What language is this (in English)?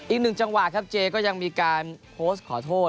Thai